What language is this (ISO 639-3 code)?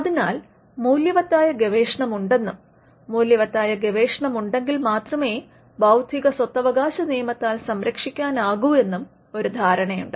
mal